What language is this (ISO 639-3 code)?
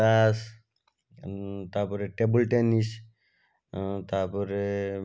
ori